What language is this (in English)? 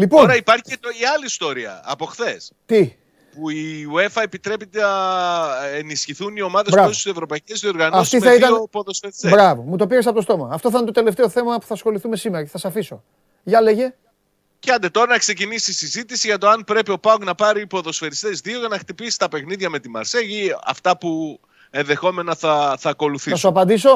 Greek